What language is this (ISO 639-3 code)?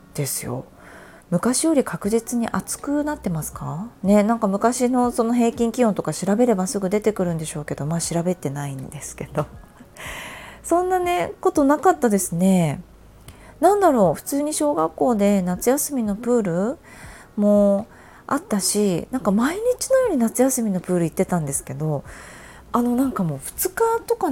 jpn